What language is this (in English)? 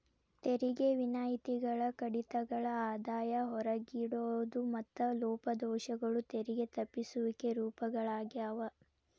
Kannada